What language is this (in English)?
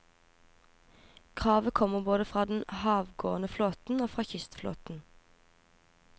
Norwegian